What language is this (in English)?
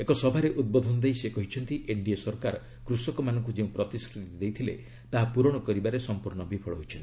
Odia